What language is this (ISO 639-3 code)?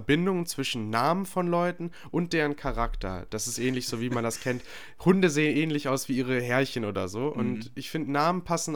deu